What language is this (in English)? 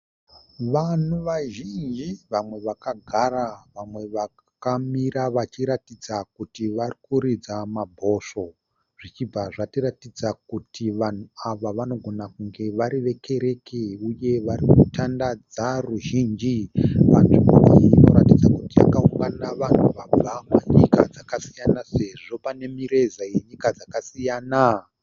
Shona